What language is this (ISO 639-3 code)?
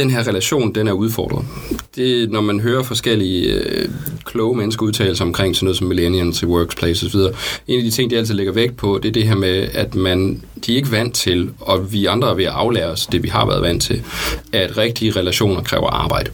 dan